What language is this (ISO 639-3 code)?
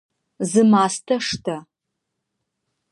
ady